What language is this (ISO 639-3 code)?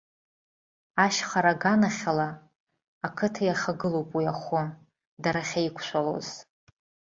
abk